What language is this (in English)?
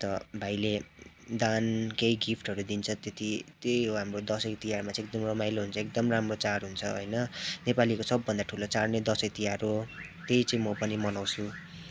Nepali